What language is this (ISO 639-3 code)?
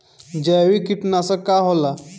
bho